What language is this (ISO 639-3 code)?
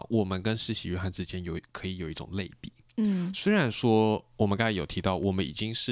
zho